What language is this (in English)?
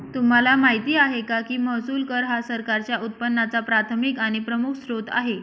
Marathi